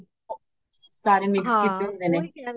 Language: Punjabi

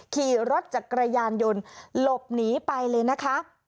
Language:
Thai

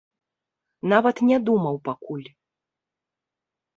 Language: Belarusian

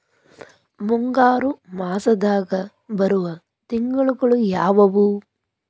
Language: Kannada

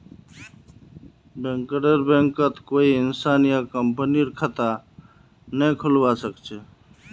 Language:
Magahi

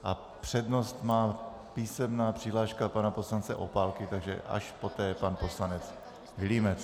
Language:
Czech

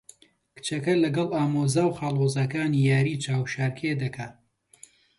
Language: Central Kurdish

